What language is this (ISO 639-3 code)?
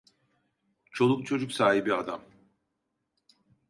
tur